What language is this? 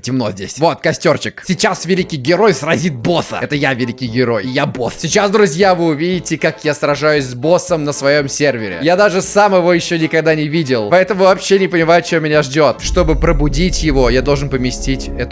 Russian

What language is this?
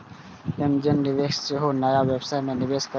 Maithili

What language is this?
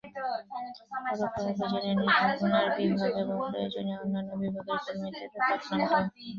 Bangla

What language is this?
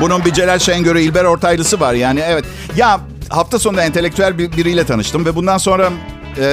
Turkish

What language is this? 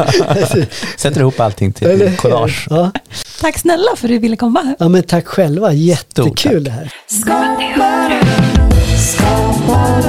Swedish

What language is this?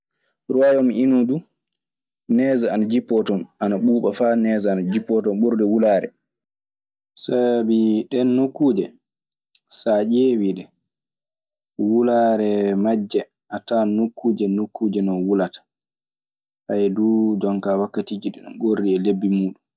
Maasina Fulfulde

